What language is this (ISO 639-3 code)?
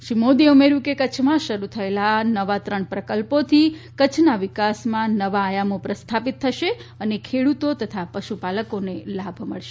guj